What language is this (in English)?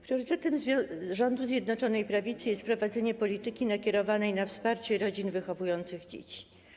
Polish